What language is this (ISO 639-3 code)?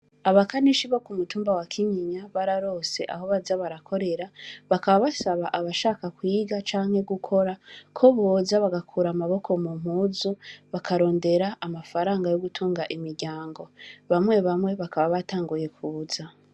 run